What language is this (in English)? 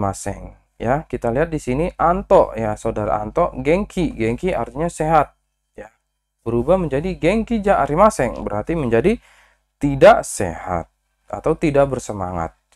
Indonesian